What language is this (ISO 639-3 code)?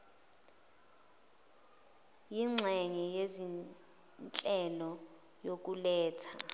zul